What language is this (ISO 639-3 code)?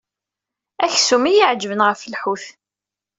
kab